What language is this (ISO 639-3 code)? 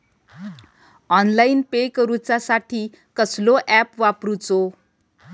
mar